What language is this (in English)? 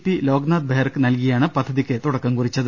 Malayalam